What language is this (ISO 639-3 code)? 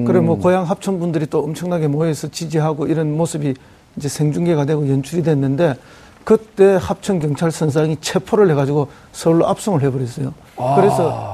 kor